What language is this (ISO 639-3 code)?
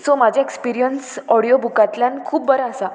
kok